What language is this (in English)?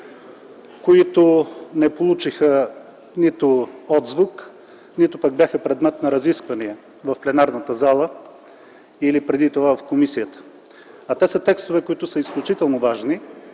Bulgarian